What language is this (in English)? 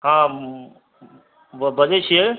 Maithili